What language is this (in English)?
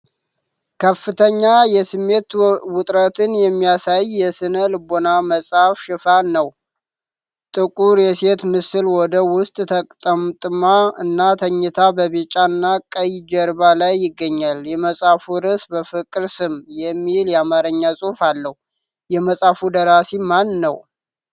Amharic